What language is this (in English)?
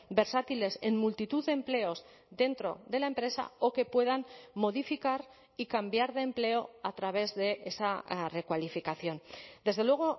Spanish